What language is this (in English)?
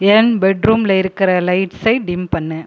Tamil